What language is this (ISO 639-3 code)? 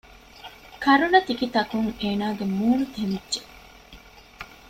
div